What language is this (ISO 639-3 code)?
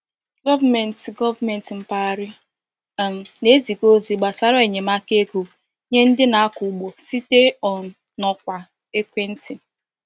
ibo